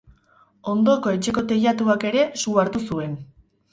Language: Basque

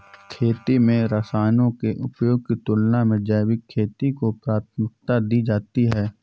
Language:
Hindi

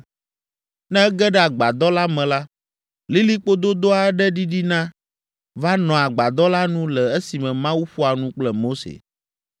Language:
Ewe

